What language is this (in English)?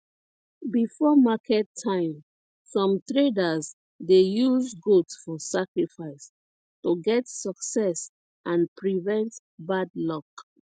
Nigerian Pidgin